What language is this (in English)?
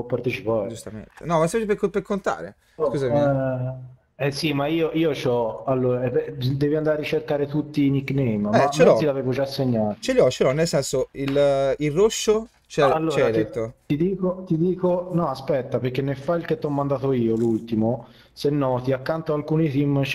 Italian